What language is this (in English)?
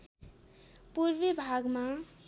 Nepali